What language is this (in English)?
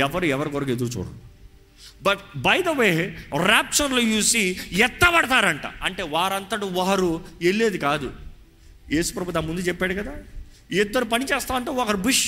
Telugu